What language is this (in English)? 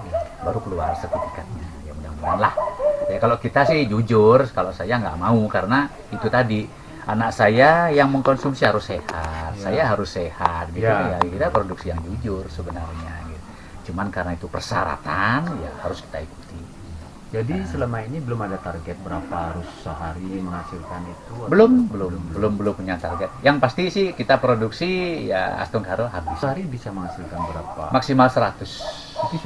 Indonesian